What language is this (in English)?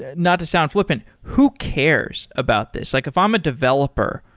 English